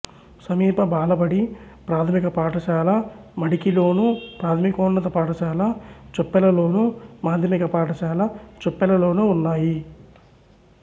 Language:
Telugu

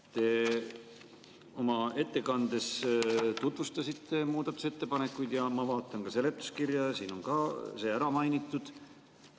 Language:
Estonian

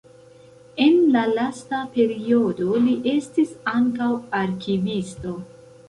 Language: Esperanto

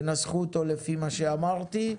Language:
Hebrew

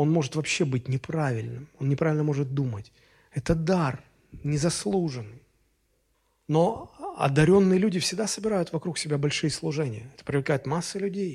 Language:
Russian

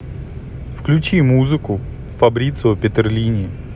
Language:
Russian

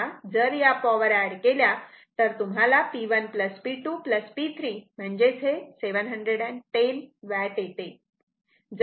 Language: Marathi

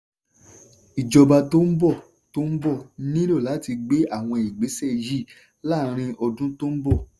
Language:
Yoruba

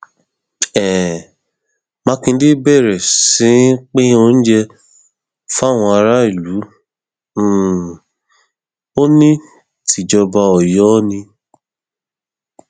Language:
Yoruba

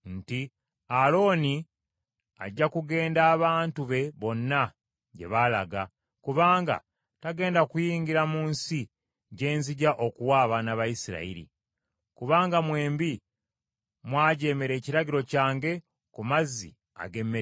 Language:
Ganda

